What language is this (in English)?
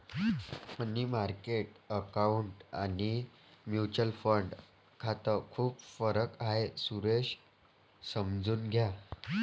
Marathi